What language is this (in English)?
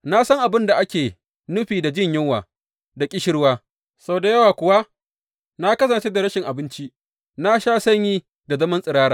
Hausa